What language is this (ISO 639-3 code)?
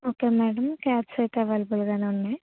tel